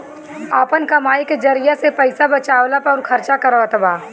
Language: Bhojpuri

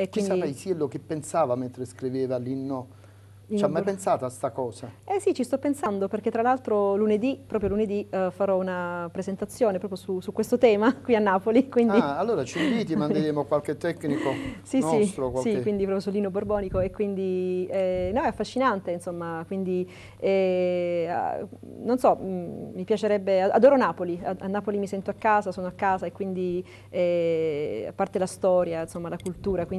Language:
Italian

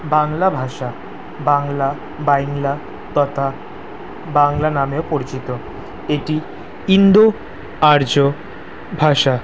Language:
Bangla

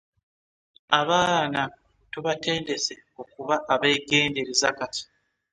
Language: Ganda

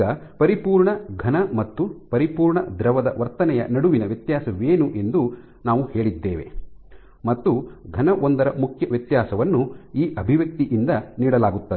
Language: Kannada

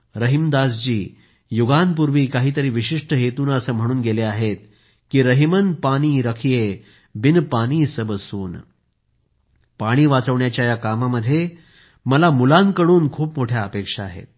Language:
Marathi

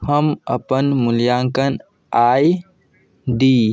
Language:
Maithili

